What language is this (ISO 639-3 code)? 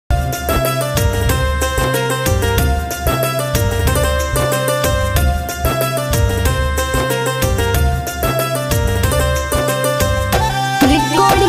ind